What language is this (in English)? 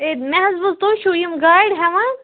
Kashmiri